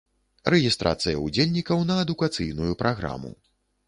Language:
Belarusian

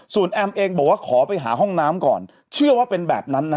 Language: Thai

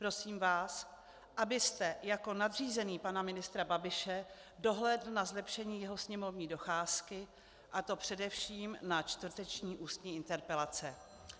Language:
Czech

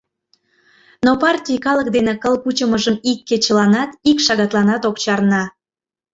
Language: Mari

